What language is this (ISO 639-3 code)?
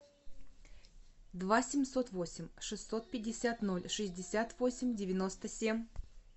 rus